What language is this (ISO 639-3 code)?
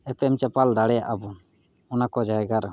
sat